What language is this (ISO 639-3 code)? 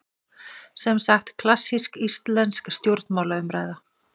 isl